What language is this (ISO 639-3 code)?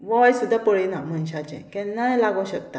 kok